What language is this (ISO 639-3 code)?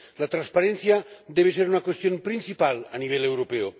spa